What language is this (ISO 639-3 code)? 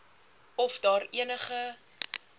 afr